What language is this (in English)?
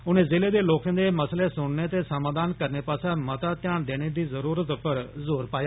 Dogri